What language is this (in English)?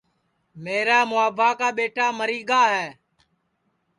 Sansi